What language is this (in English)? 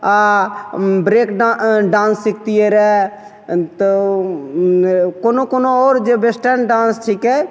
Maithili